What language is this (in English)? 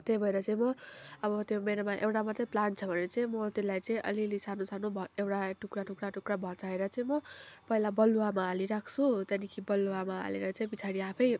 Nepali